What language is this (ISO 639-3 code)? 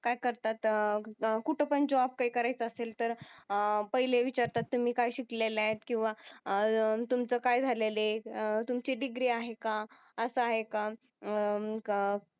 mar